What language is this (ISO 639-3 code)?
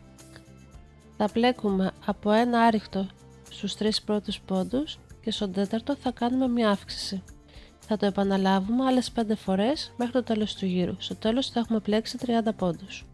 ell